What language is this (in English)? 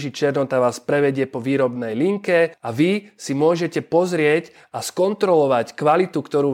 Slovak